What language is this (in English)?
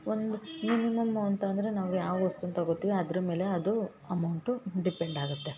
Kannada